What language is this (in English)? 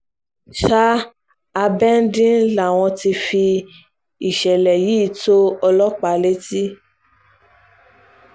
Yoruba